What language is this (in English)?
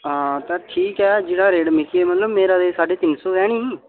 Dogri